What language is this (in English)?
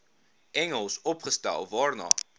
Afrikaans